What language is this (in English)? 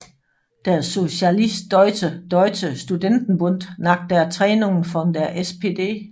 Danish